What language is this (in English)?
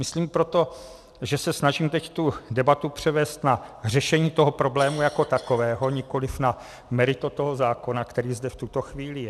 Czech